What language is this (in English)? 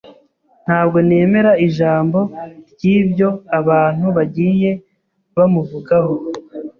Kinyarwanda